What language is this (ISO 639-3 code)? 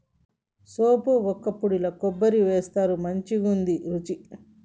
tel